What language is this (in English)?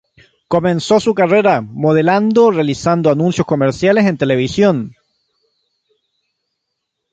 Spanish